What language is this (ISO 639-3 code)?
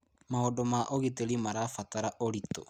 kik